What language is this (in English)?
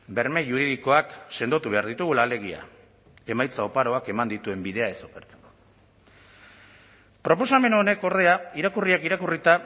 Basque